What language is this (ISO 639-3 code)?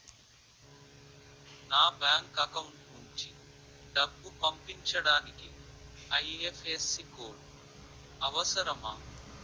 tel